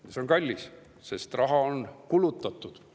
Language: Estonian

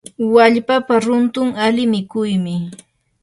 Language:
Yanahuanca Pasco Quechua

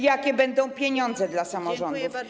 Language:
Polish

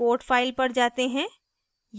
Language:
Hindi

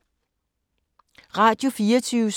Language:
Danish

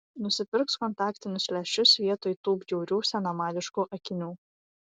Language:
Lithuanian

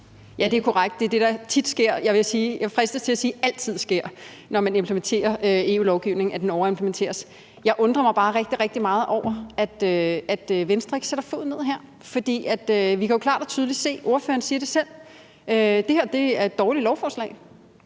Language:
Danish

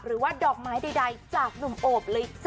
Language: Thai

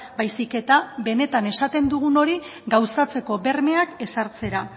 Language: Basque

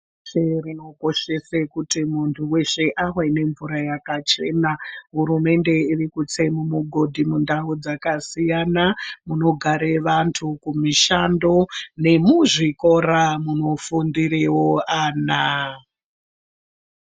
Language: Ndau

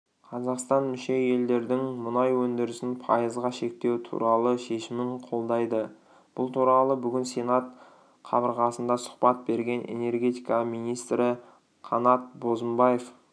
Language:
Kazakh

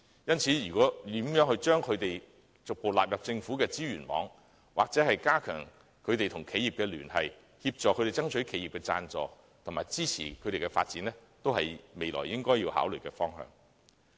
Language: Cantonese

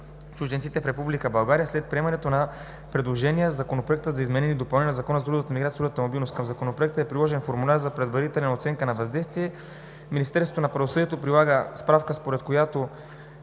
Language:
Bulgarian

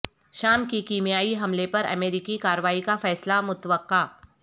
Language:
Urdu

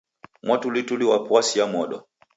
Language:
Taita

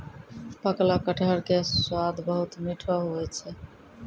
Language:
Maithili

